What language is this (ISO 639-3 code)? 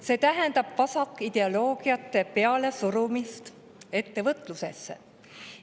est